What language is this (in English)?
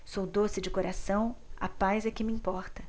Portuguese